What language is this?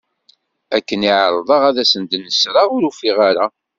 Kabyle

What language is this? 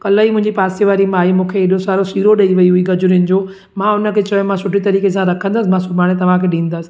Sindhi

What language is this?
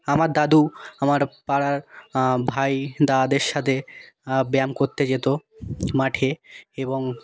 Bangla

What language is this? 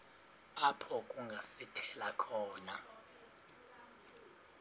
Xhosa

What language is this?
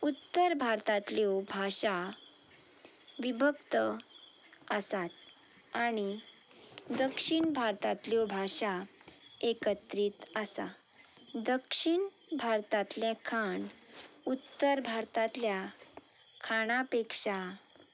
Konkani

